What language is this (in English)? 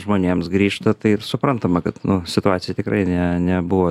Lithuanian